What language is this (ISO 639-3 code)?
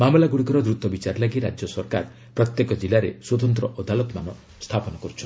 ori